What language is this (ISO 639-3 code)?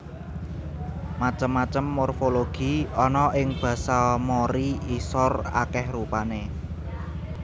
jav